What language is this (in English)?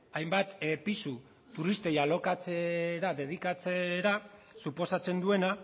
Basque